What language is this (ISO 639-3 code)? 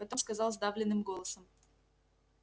rus